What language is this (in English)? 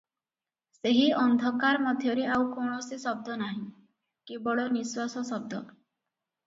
Odia